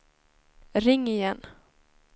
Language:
Swedish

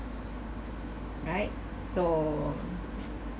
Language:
English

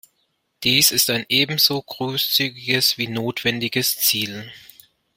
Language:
German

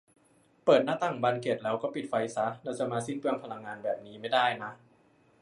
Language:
Thai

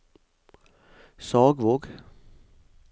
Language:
Norwegian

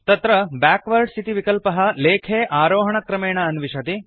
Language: Sanskrit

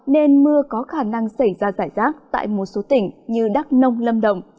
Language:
Vietnamese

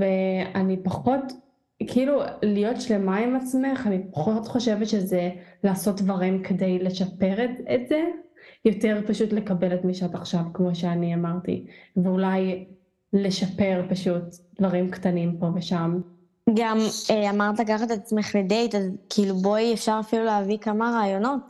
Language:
Hebrew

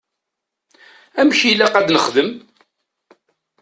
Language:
Kabyle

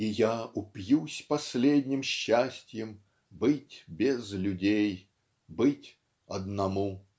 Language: Russian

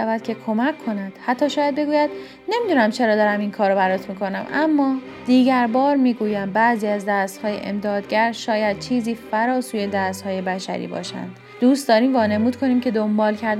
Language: Persian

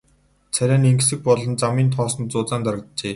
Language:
Mongolian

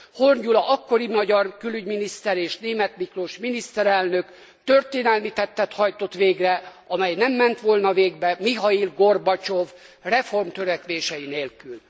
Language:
Hungarian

